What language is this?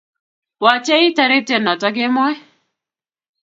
Kalenjin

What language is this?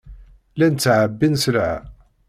Kabyle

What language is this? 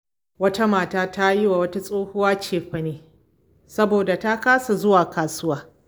Hausa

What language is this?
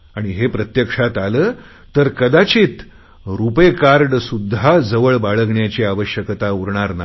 Marathi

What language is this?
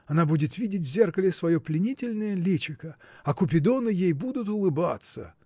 Russian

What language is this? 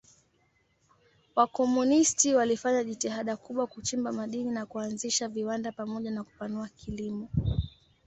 Swahili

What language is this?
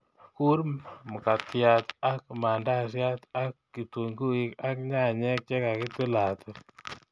Kalenjin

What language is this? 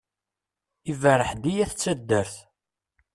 Kabyle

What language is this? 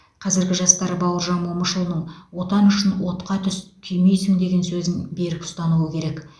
Kazakh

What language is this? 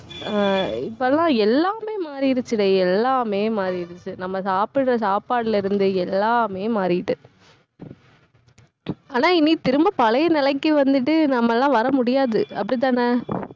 Tamil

